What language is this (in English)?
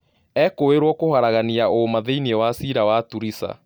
Kikuyu